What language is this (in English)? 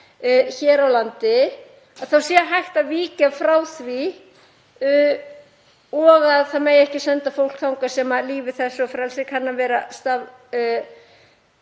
Icelandic